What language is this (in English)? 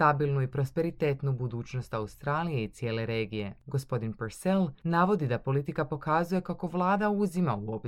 Croatian